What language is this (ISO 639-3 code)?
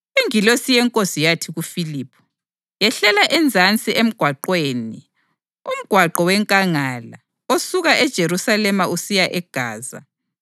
nde